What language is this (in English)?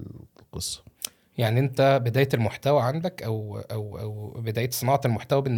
Arabic